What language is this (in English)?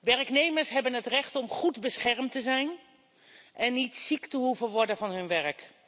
Dutch